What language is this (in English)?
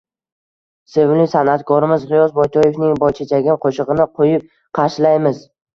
Uzbek